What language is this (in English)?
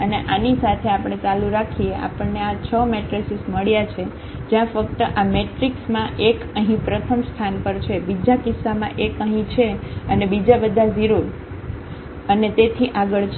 Gujarati